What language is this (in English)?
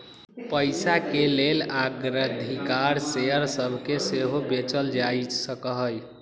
Magahi